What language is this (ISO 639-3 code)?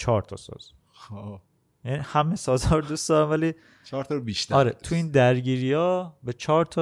fas